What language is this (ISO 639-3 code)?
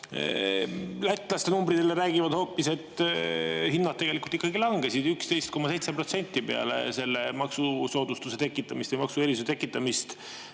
est